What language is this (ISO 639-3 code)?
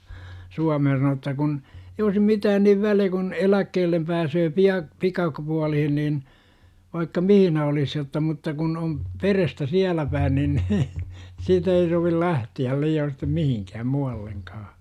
fin